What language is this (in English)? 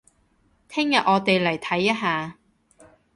Cantonese